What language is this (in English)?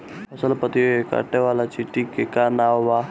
Bhojpuri